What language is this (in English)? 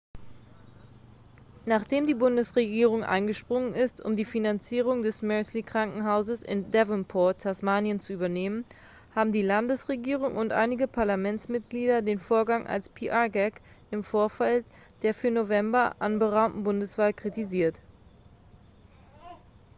German